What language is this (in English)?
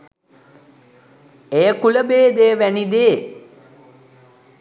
Sinhala